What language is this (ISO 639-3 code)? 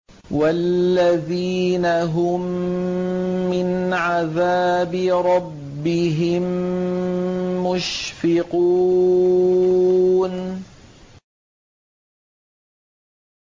ara